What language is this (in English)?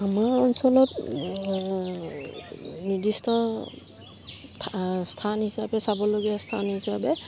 Assamese